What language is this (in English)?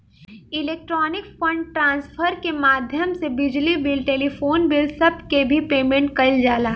Bhojpuri